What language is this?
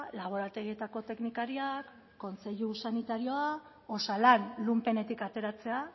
Basque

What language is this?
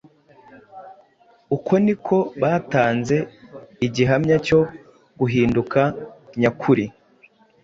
Kinyarwanda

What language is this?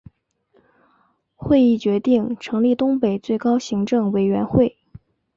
Chinese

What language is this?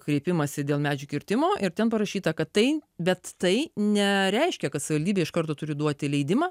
Lithuanian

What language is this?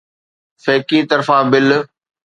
Sindhi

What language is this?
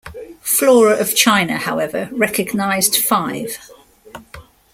English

